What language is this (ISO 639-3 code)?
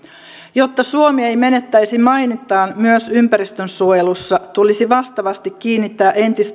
fin